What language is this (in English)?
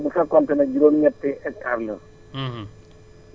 Wolof